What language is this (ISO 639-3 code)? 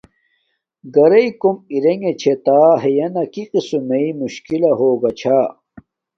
dmk